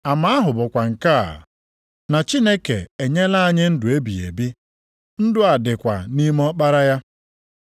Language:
Igbo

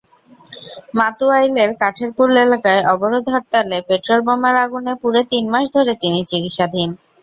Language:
Bangla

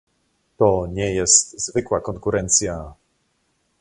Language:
Polish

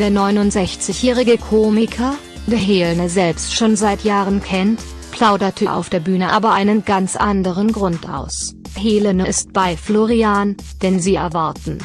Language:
German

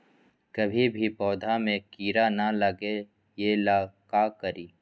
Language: Magahi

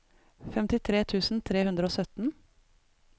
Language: Norwegian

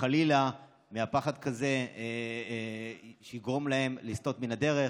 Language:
Hebrew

